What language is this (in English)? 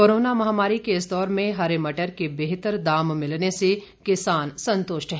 Hindi